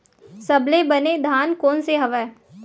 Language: Chhattisgarhi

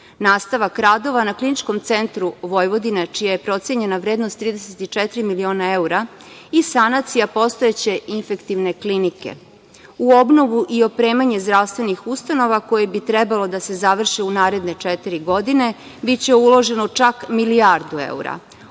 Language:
Serbian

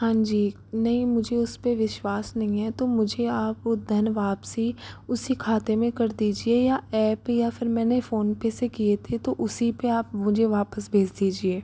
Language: Hindi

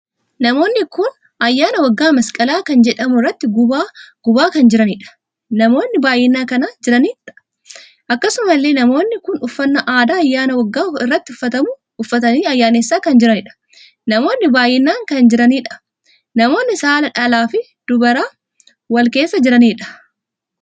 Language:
Oromo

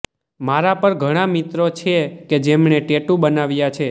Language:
Gujarati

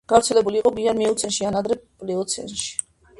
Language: Georgian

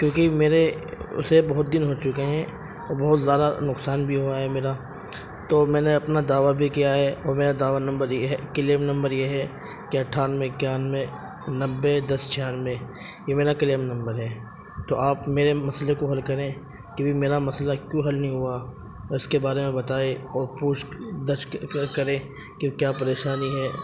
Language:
Urdu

